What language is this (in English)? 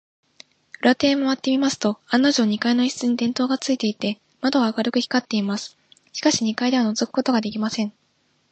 Japanese